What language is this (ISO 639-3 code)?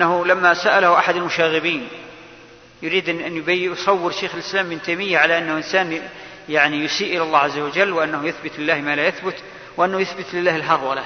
ara